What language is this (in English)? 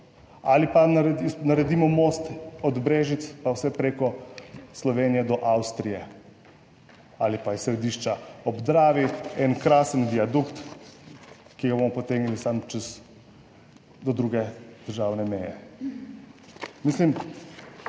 Slovenian